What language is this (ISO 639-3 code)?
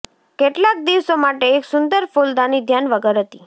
guj